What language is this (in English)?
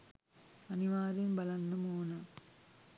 Sinhala